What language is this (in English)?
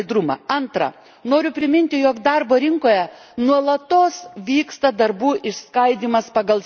Lithuanian